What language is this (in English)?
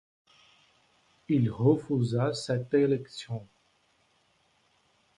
French